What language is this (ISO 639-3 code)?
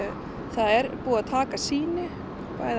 isl